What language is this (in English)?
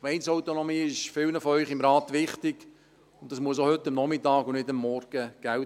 Swiss German